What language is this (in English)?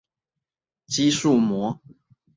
Chinese